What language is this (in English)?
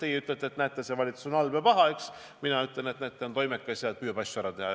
Estonian